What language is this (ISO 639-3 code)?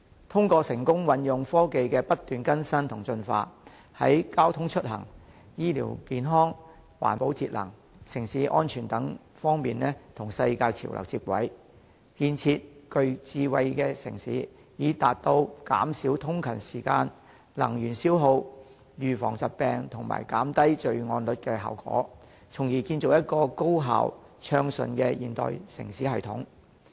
yue